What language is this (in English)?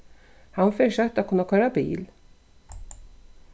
Faroese